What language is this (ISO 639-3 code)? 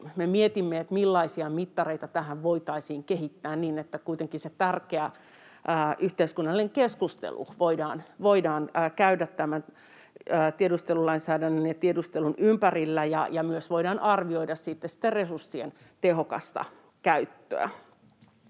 fin